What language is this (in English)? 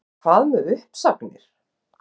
Icelandic